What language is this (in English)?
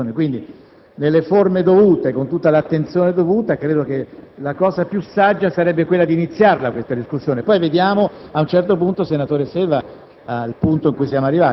Italian